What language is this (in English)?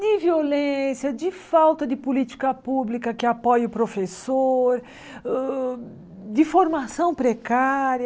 Portuguese